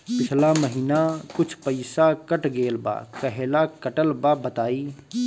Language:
Bhojpuri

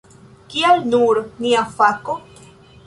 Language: Esperanto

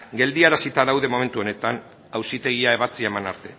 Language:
Basque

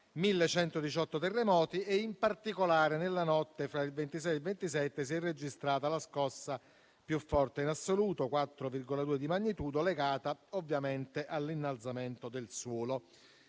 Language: Italian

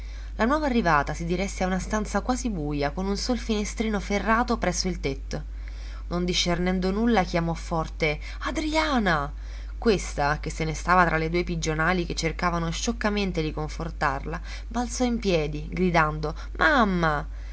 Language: Italian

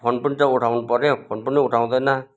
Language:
Nepali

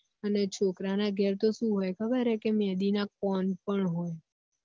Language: Gujarati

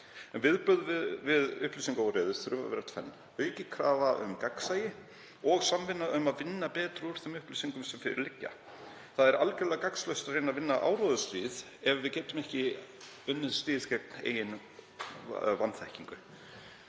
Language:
Icelandic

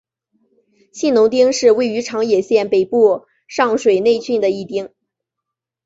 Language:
Chinese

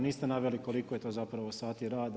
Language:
Croatian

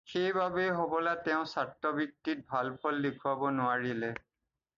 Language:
Assamese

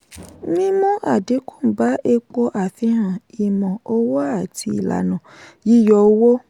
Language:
Yoruba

